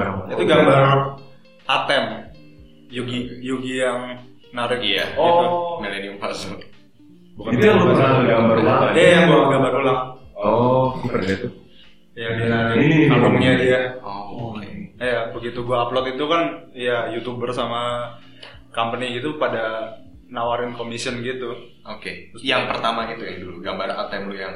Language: Indonesian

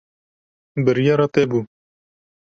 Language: Kurdish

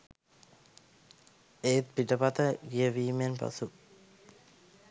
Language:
Sinhala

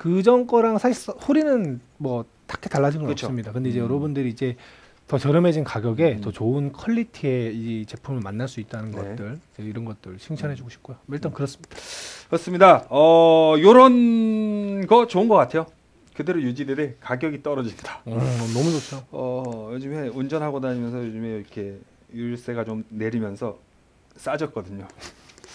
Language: Korean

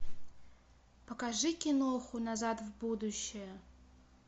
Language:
Russian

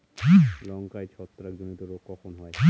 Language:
Bangla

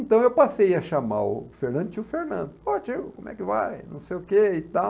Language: Portuguese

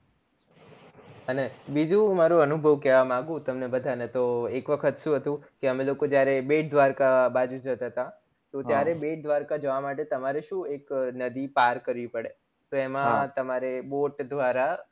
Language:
Gujarati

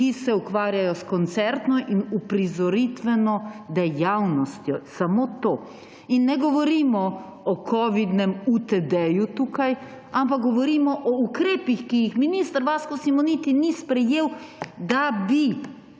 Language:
Slovenian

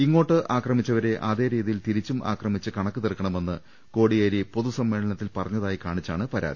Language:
Malayalam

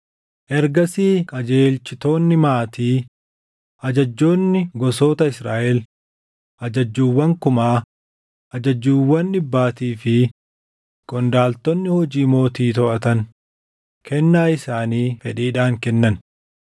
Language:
Oromo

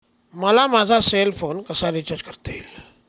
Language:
Marathi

